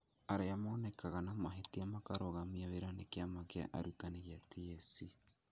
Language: Kikuyu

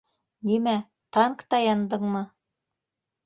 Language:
Bashkir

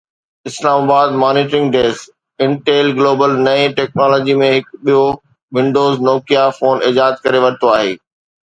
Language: Sindhi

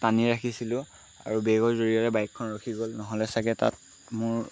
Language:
Assamese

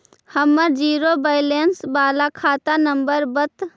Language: Magahi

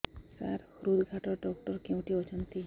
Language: Odia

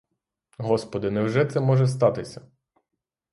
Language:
Ukrainian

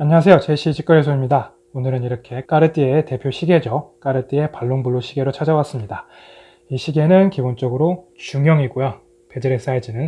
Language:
Korean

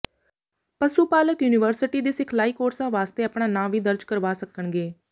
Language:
Punjabi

